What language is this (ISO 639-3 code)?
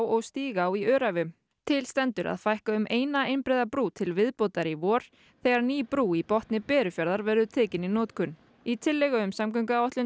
isl